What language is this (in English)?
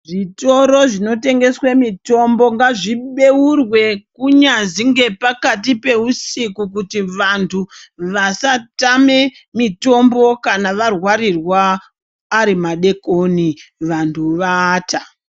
Ndau